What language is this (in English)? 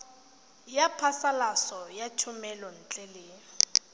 Tswana